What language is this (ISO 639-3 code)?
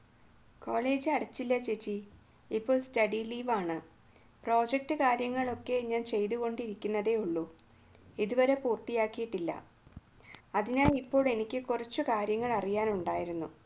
mal